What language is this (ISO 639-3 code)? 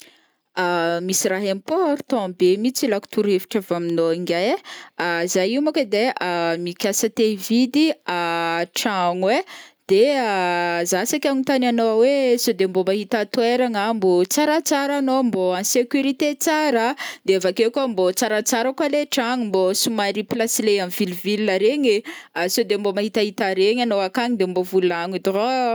bmm